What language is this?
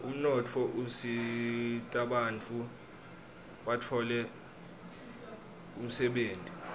Swati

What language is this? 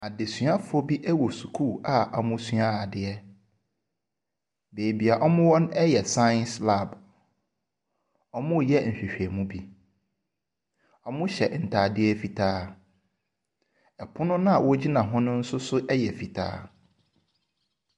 Akan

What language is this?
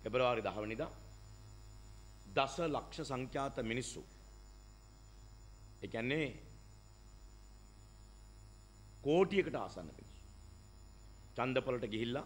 Hindi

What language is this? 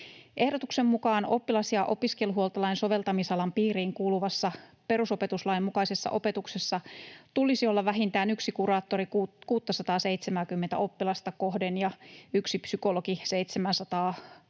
Finnish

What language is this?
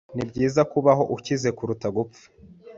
Kinyarwanda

